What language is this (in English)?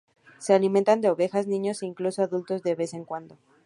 Spanish